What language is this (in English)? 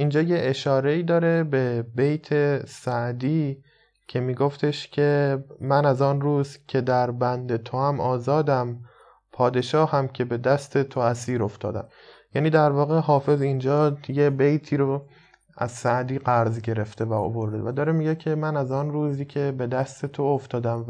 Persian